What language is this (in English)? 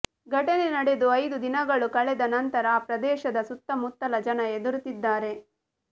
Kannada